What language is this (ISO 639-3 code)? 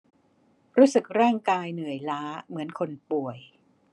tha